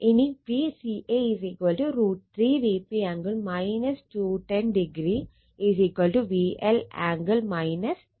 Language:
Malayalam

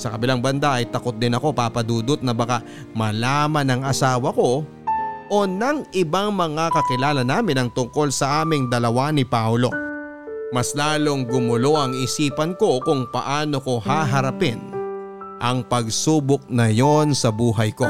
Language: Filipino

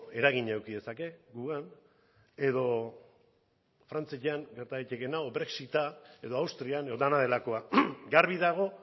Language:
Basque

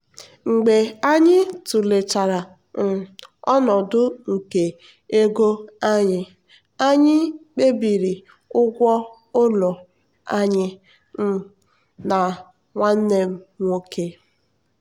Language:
Igbo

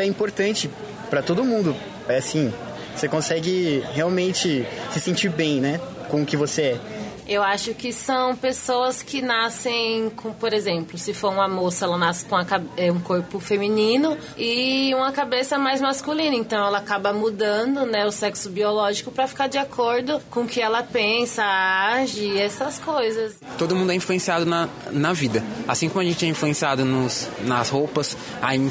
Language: Portuguese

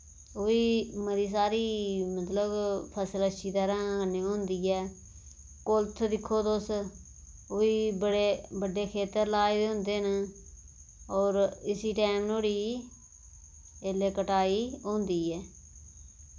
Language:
Dogri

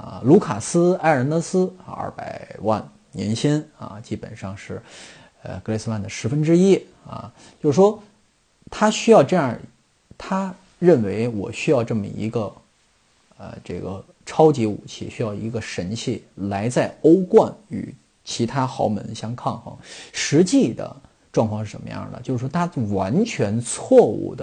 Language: Chinese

